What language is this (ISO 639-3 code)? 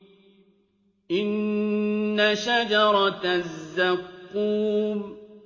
ara